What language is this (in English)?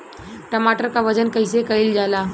Bhojpuri